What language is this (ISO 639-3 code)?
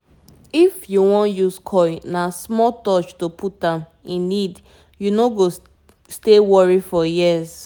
pcm